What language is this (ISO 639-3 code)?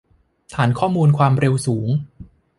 tha